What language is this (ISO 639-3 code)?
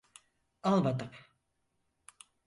tur